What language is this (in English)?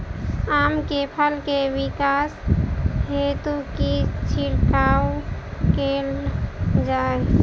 Maithili